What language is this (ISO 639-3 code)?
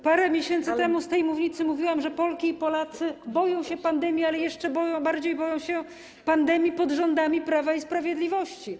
pol